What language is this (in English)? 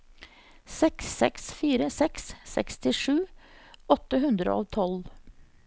Norwegian